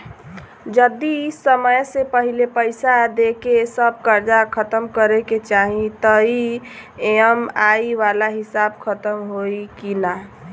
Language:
Bhojpuri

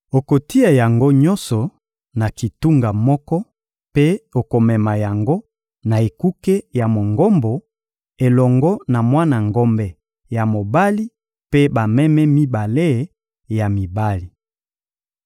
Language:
Lingala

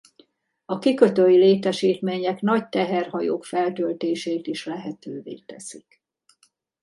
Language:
Hungarian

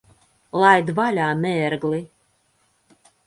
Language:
Latvian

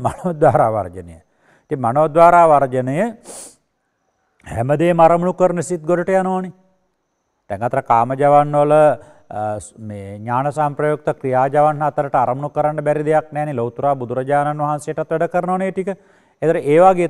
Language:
Indonesian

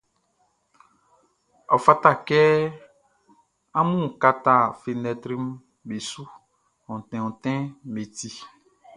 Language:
Baoulé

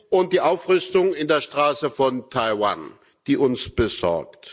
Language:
German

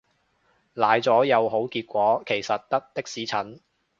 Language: Cantonese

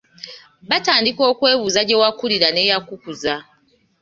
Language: Ganda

